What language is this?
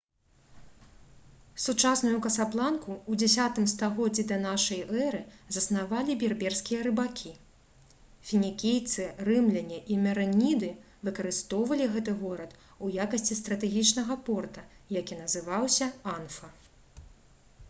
Belarusian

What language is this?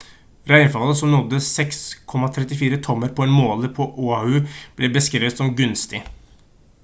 Norwegian Bokmål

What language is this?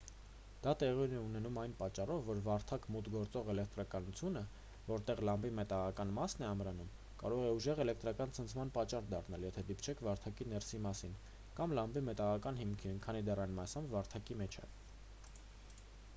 Armenian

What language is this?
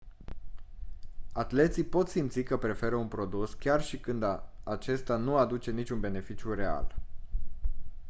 Romanian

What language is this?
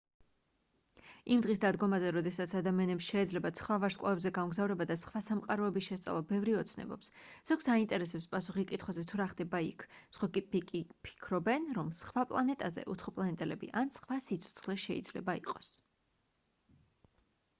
Georgian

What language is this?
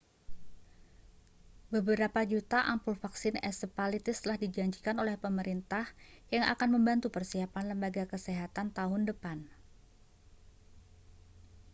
Indonesian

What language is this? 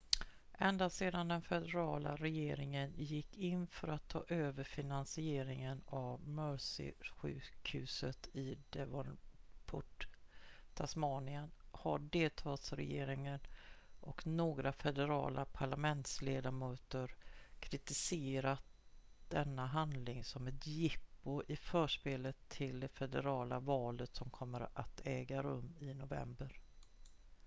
Swedish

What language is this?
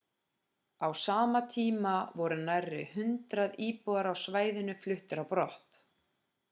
Icelandic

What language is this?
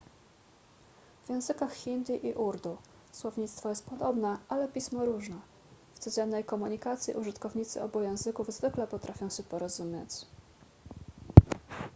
Polish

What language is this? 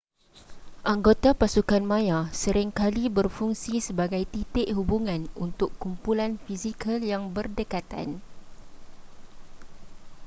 Malay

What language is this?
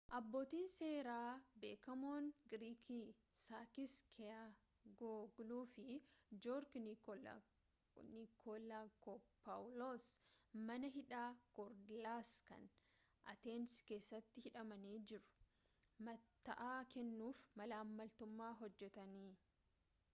Oromo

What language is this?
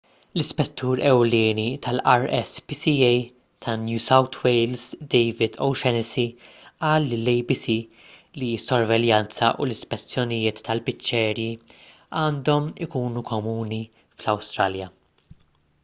Maltese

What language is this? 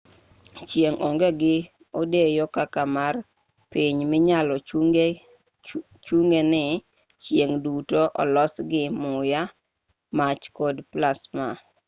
Luo (Kenya and Tanzania)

